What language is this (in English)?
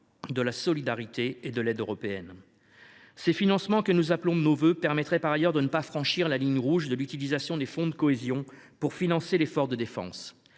French